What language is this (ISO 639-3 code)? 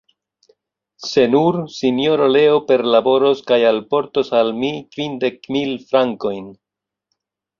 epo